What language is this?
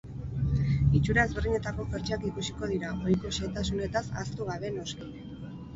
Basque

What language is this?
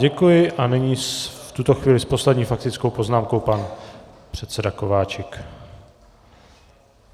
Czech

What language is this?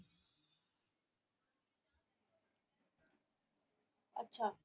Punjabi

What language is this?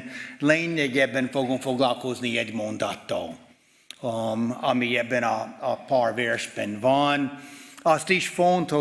Hungarian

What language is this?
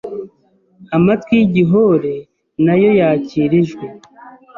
Kinyarwanda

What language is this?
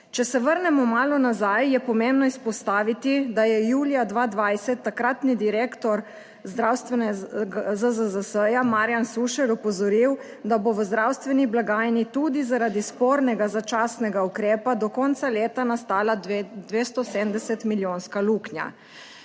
Slovenian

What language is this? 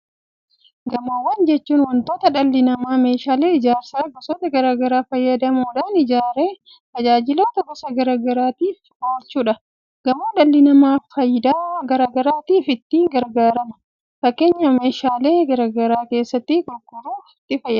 Oromo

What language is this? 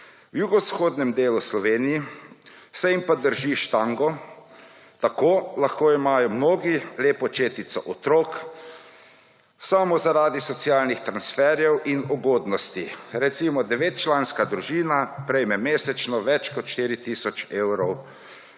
Slovenian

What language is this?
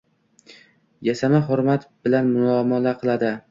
Uzbek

